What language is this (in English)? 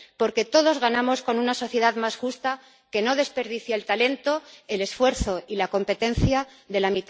Spanish